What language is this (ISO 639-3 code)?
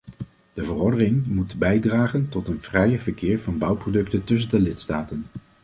nld